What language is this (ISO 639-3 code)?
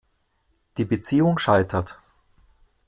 deu